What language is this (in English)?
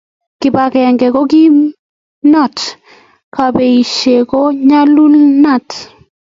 Kalenjin